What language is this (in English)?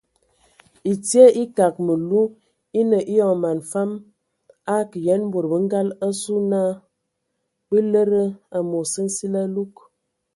Ewondo